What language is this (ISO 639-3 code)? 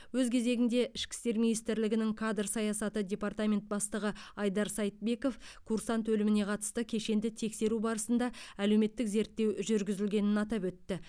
kaz